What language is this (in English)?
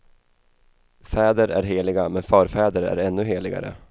Swedish